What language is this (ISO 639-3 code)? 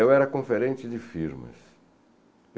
por